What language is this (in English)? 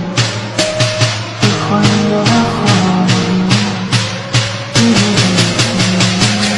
Persian